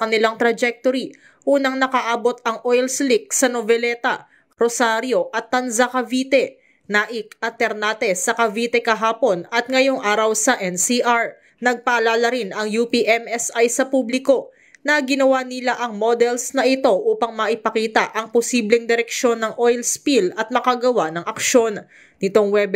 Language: Filipino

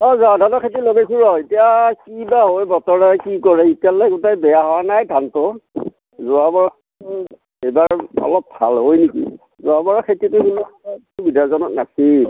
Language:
Assamese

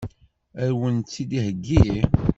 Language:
Kabyle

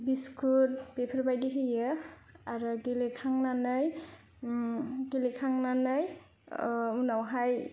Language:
Bodo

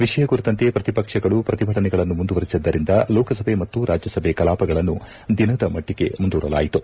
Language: Kannada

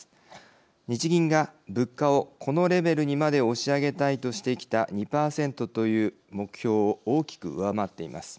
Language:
Japanese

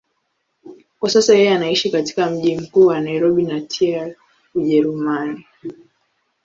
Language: Swahili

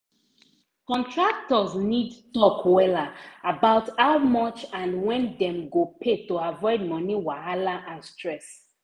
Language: Nigerian Pidgin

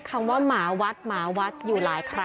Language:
Thai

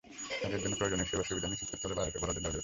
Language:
Bangla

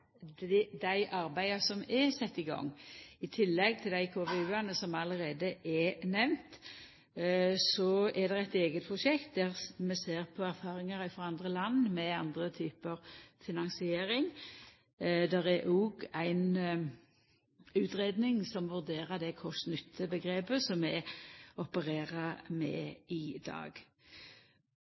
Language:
Norwegian Nynorsk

